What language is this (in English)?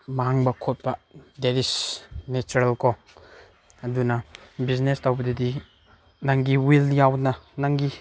Manipuri